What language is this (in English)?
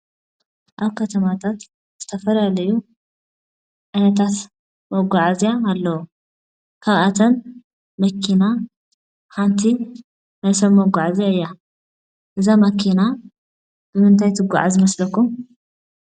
Tigrinya